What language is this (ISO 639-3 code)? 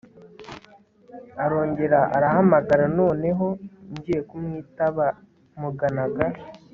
kin